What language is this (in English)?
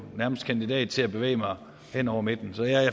Danish